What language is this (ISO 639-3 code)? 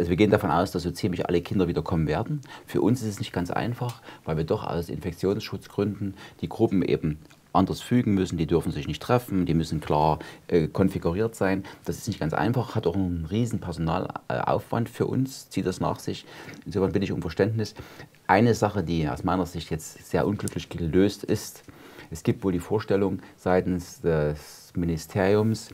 deu